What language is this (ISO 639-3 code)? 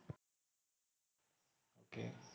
mar